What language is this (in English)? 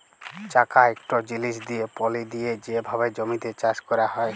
Bangla